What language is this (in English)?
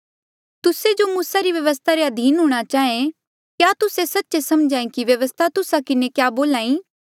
Mandeali